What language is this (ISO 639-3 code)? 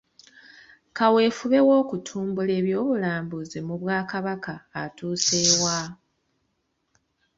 lug